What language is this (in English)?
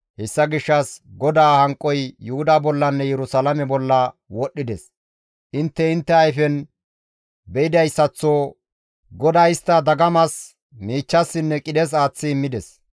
Gamo